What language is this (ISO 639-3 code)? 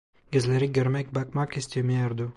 tur